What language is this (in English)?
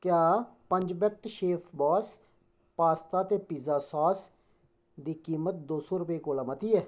Dogri